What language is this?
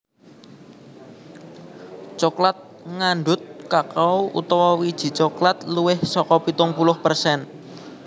Javanese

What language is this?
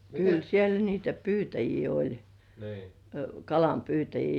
Finnish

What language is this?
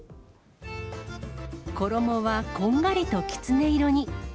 Japanese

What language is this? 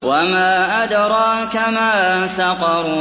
Arabic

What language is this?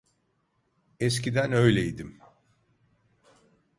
Turkish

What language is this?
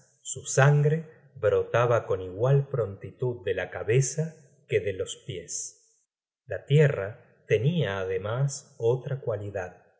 Spanish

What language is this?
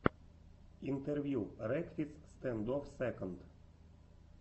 Russian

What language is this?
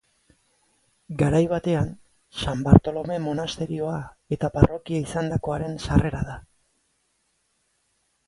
Basque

